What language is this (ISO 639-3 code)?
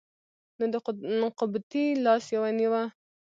pus